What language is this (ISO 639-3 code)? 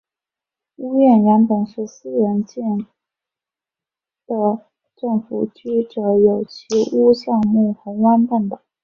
zho